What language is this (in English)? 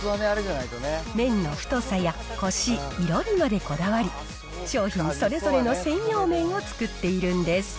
Japanese